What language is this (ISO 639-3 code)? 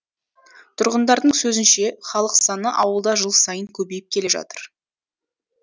kaz